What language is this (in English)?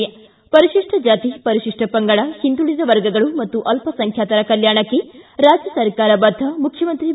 Kannada